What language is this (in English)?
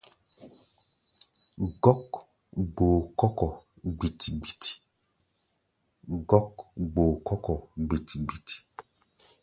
Gbaya